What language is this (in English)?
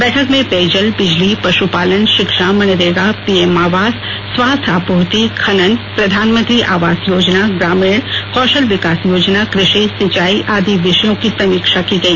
Hindi